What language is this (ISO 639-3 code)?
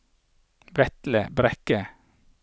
nor